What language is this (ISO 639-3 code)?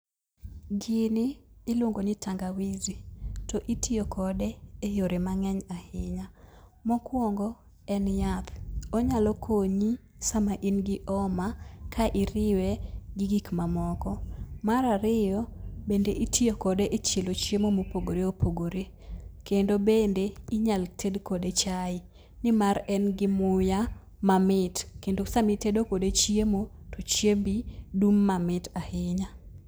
luo